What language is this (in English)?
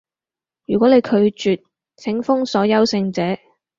Cantonese